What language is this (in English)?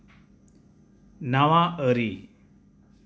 Santali